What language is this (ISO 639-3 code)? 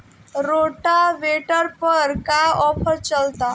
bho